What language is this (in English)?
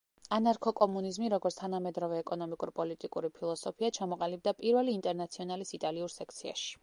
Georgian